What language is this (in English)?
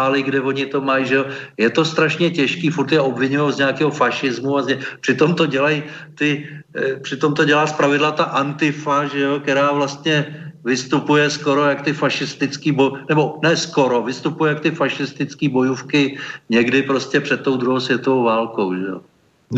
Czech